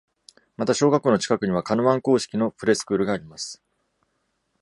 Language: Japanese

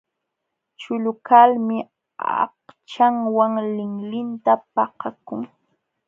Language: Jauja Wanca Quechua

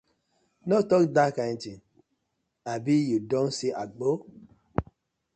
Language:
Nigerian Pidgin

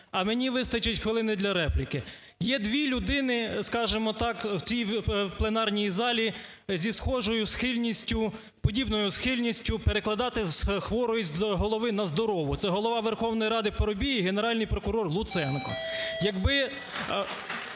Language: Ukrainian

